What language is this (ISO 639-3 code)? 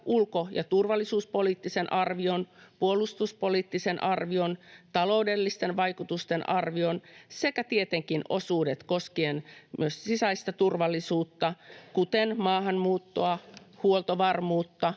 fin